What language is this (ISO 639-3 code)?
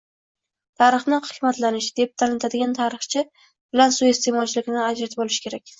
uzb